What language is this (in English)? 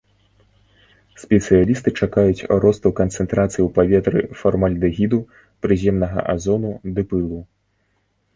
Belarusian